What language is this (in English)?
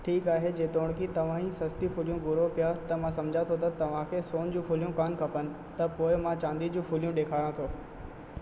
Sindhi